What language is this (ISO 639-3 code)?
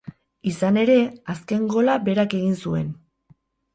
eus